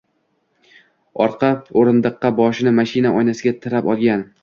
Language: Uzbek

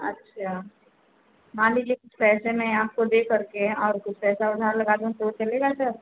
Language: Hindi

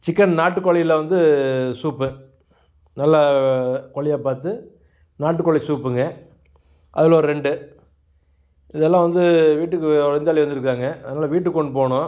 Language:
Tamil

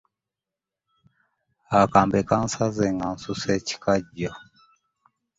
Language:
Ganda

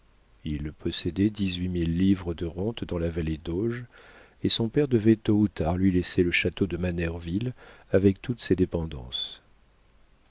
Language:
French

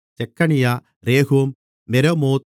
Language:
Tamil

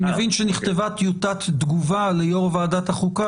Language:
Hebrew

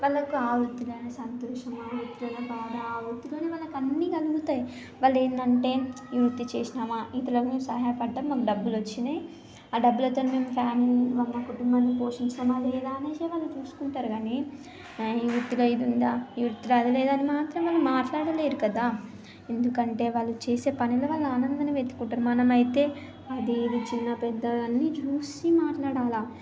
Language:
Telugu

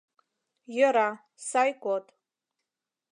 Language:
Mari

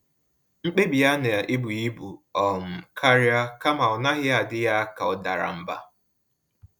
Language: Igbo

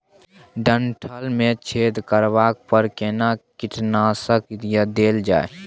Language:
Maithili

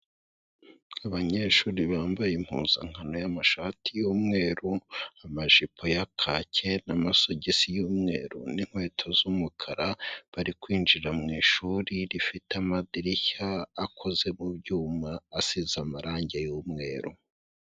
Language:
Kinyarwanda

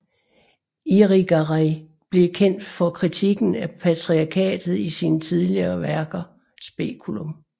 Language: Danish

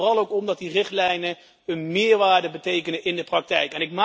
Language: Dutch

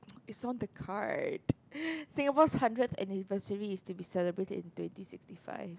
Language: English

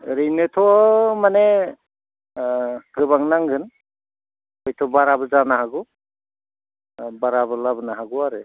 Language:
Bodo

